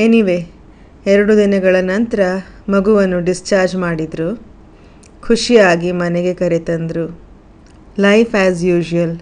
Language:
Kannada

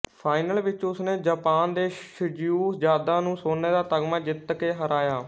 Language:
Punjabi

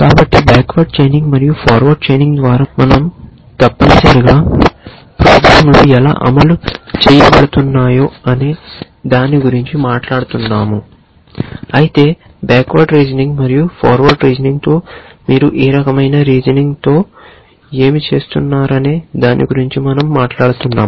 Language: Telugu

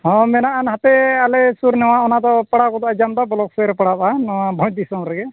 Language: Santali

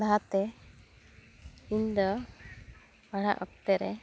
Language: Santali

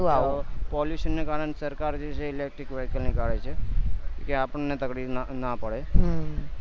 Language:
Gujarati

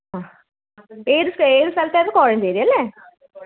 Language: Malayalam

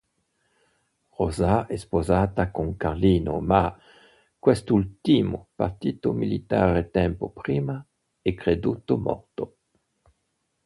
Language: Italian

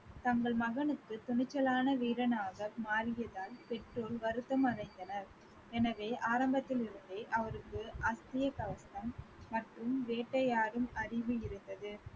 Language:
Tamil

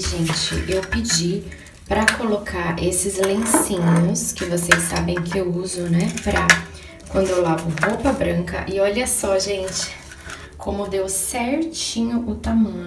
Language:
Portuguese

